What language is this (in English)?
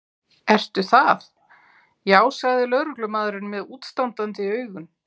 Icelandic